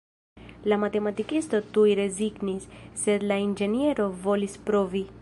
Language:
Esperanto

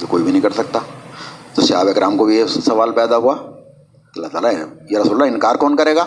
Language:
Urdu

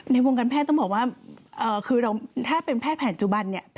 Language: Thai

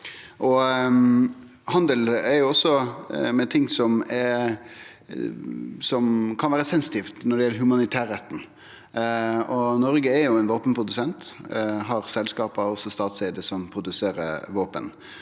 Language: Norwegian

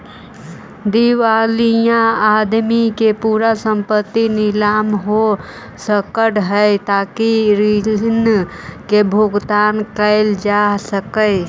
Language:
Magahi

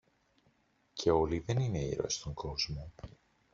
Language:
Greek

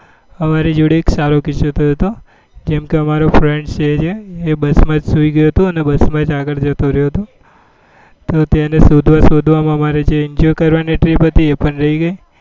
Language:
Gujarati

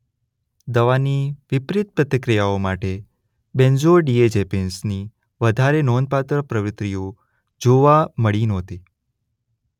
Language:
Gujarati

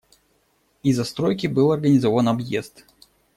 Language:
Russian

